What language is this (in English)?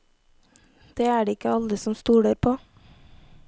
Norwegian